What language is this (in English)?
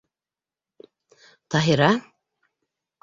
Bashkir